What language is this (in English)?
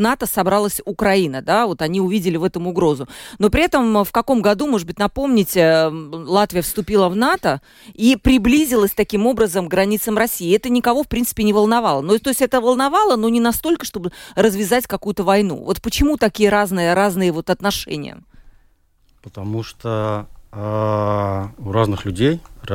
Russian